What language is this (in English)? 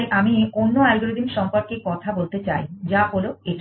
Bangla